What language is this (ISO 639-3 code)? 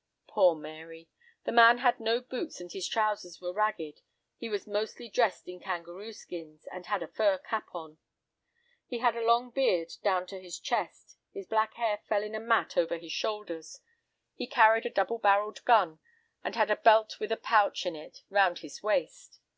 eng